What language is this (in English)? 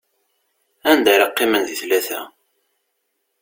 Kabyle